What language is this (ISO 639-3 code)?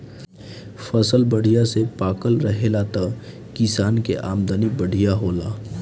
bho